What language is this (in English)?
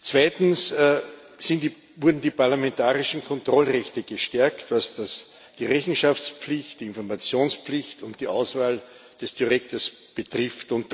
German